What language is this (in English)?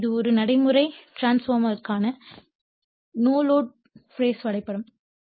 Tamil